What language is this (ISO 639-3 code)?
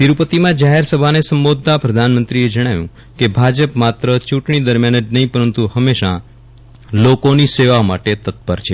guj